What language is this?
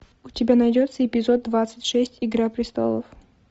Russian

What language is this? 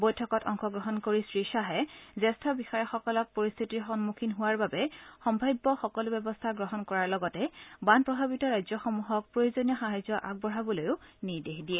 Assamese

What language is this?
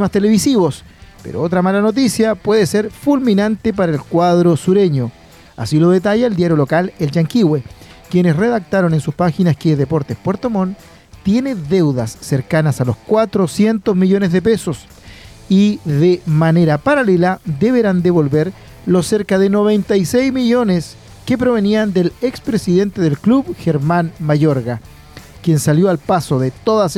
Spanish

